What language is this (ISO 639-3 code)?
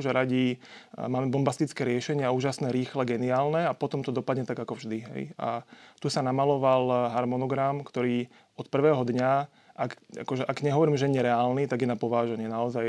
slk